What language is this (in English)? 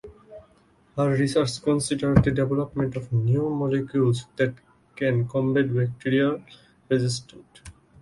English